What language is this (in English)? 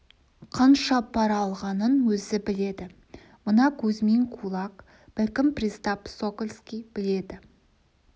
Kazakh